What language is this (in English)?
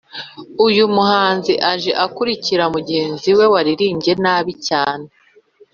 Kinyarwanda